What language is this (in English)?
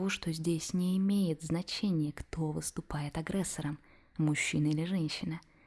Russian